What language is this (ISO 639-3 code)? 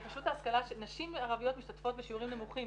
heb